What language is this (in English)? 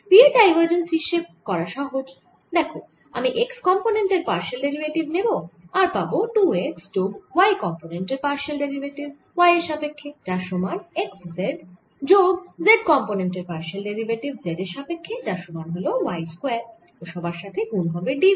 Bangla